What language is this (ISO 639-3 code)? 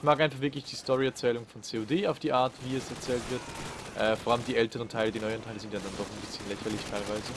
deu